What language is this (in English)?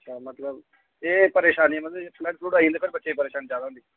Dogri